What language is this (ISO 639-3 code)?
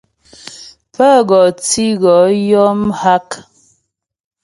bbj